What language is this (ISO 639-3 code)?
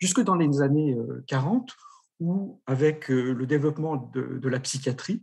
fra